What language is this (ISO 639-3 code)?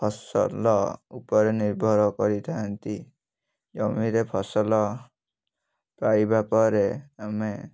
ori